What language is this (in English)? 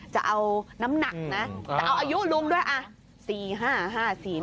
Thai